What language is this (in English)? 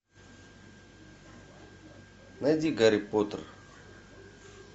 Russian